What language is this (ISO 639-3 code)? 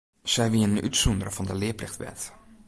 fry